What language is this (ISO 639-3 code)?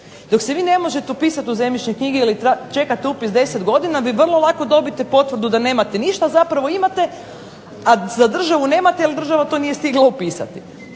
hrv